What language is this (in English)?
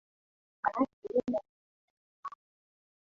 Swahili